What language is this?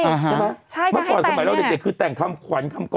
Thai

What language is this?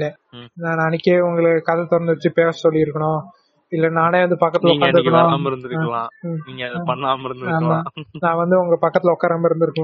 Tamil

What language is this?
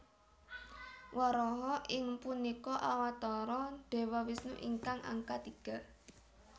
Javanese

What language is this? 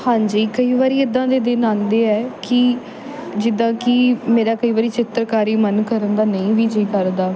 Punjabi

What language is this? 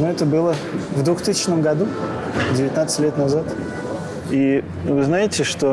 Russian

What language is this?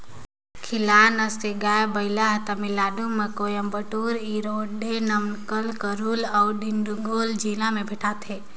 Chhattisgarhi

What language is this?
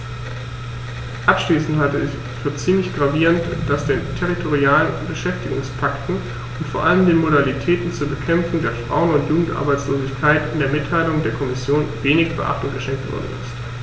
German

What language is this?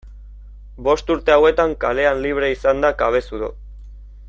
Basque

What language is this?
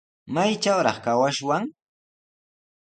Sihuas Ancash Quechua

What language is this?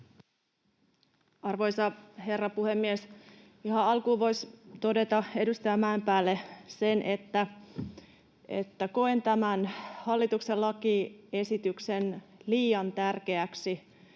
Finnish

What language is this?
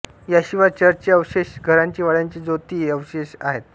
Marathi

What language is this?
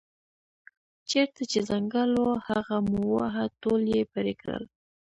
Pashto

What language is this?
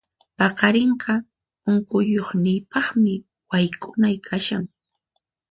Puno Quechua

